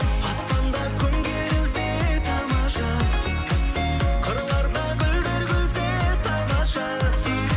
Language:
Kazakh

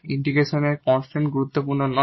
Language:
Bangla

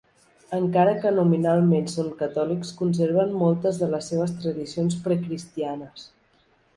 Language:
Catalan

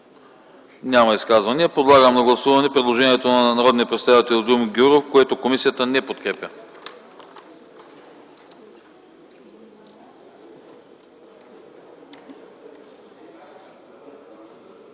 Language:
Bulgarian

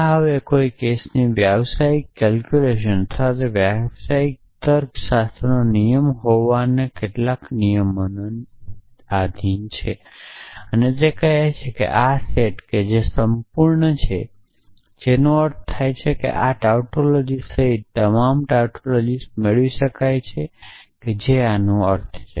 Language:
Gujarati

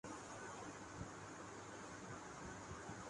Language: Urdu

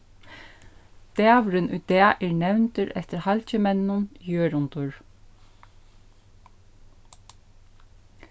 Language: Faroese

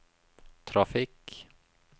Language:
Norwegian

